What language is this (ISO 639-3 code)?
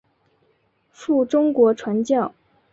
zho